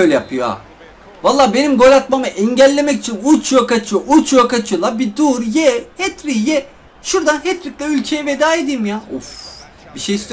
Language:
Turkish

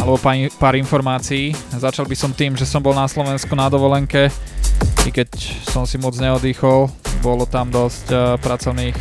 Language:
Slovak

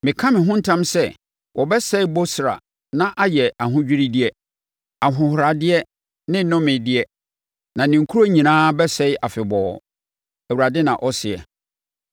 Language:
Akan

